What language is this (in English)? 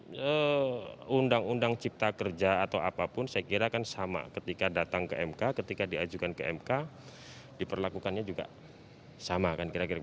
Indonesian